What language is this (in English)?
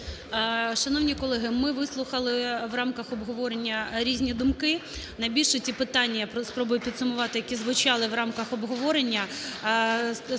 Ukrainian